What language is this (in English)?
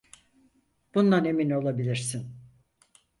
Turkish